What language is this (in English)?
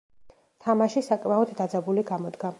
Georgian